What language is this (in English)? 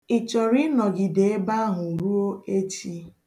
Igbo